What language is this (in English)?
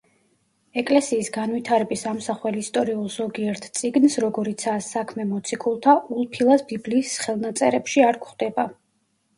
Georgian